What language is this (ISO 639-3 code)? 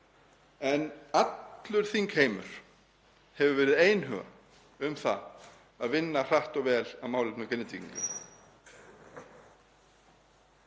isl